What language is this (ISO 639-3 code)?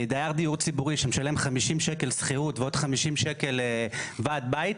heb